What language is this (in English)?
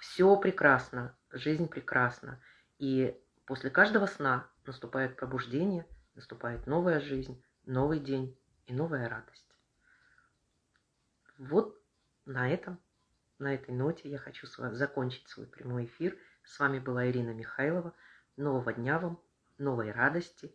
Russian